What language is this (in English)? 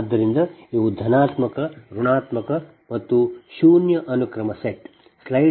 Kannada